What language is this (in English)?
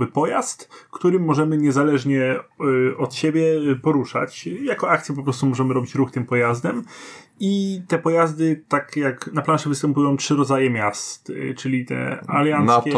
Polish